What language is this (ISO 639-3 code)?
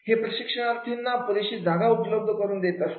mar